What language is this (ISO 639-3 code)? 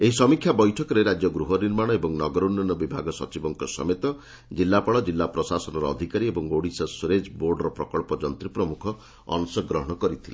ori